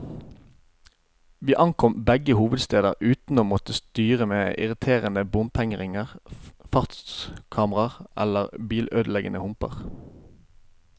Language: Norwegian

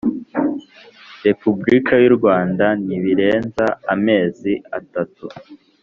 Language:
Kinyarwanda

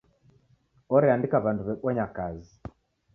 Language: Taita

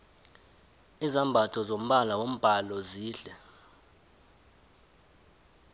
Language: South Ndebele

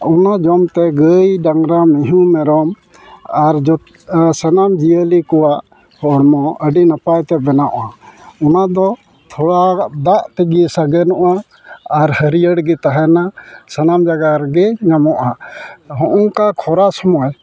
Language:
Santali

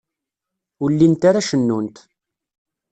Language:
Kabyle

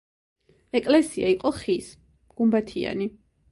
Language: Georgian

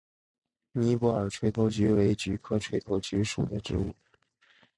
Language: Chinese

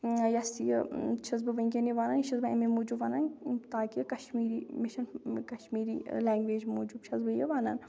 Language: Kashmiri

